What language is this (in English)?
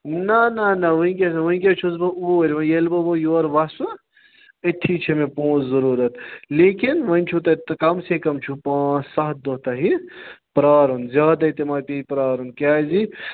Kashmiri